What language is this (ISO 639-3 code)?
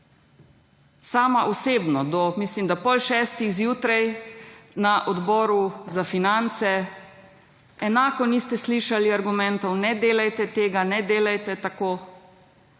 slv